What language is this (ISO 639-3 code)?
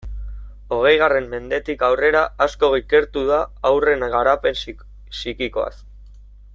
eus